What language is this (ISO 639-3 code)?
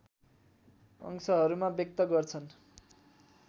nep